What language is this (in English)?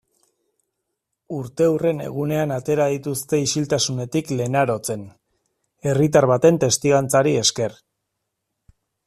Basque